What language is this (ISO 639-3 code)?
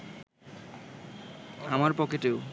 ben